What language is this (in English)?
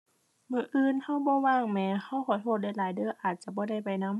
Thai